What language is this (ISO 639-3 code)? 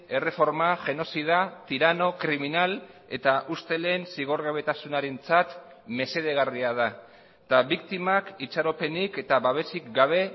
eus